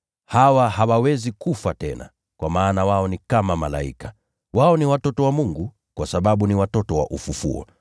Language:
Swahili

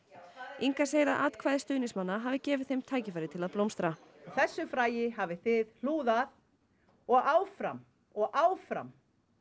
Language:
Icelandic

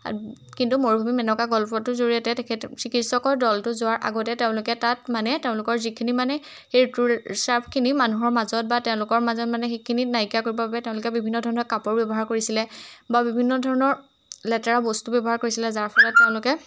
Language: Assamese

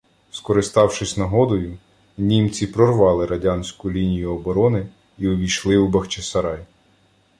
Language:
Ukrainian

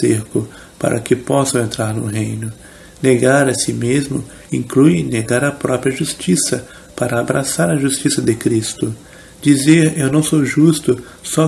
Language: Portuguese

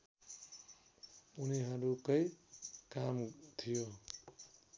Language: Nepali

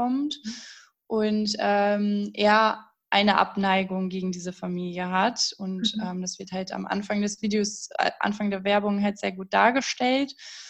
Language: German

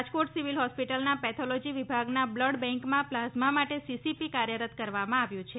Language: Gujarati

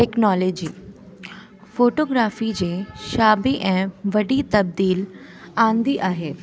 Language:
Sindhi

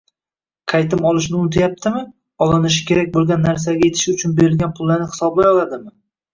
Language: Uzbek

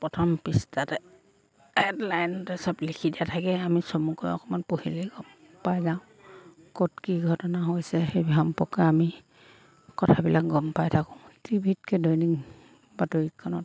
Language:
Assamese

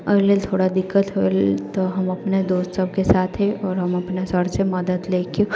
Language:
Maithili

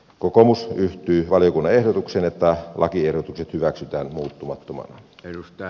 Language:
Finnish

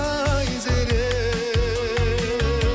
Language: Kazakh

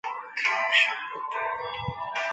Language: Chinese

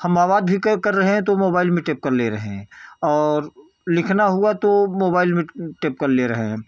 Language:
Hindi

